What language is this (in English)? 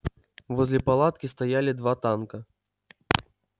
Russian